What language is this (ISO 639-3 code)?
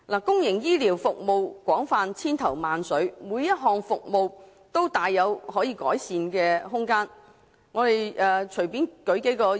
yue